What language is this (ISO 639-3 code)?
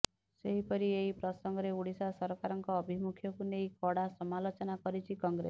ori